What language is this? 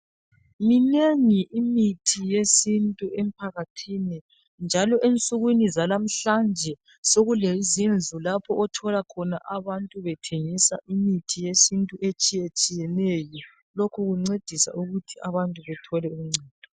North Ndebele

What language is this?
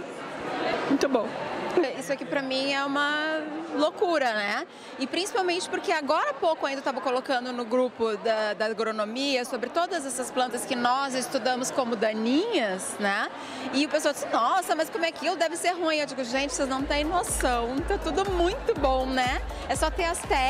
Portuguese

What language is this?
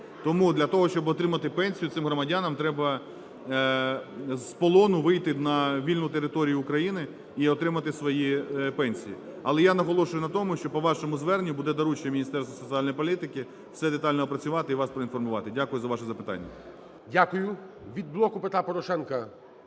Ukrainian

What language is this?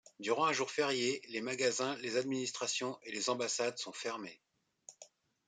French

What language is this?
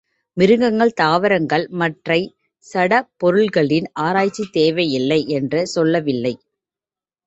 Tamil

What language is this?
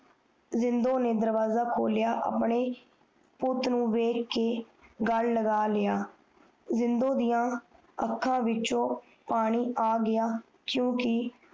Punjabi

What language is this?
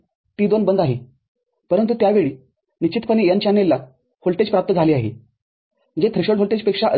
Marathi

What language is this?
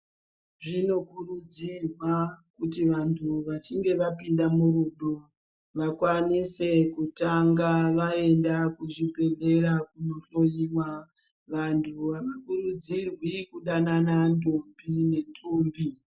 Ndau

